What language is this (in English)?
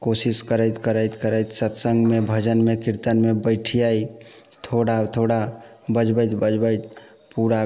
Maithili